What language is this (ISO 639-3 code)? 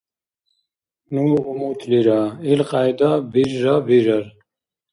dar